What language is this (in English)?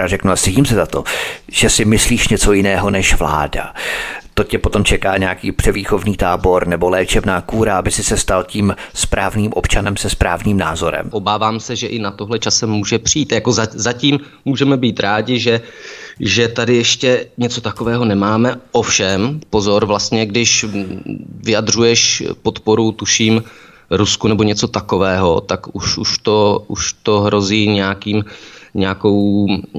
Czech